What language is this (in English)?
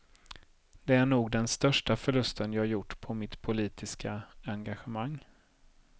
Swedish